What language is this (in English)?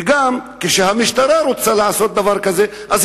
Hebrew